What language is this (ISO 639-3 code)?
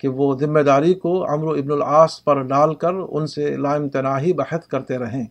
urd